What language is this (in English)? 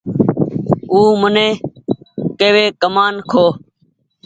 Goaria